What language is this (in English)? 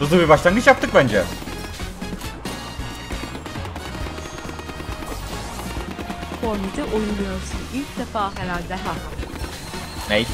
Turkish